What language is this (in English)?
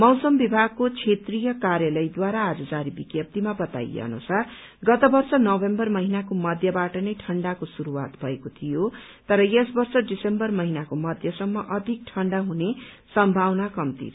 Nepali